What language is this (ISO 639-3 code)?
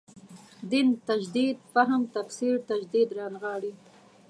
pus